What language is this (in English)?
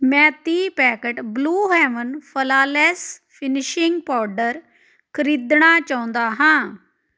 Punjabi